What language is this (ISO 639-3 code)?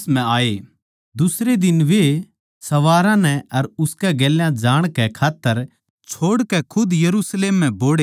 bgc